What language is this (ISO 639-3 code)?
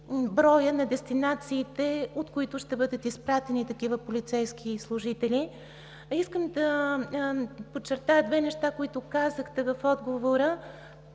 bul